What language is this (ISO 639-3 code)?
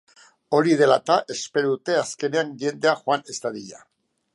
eus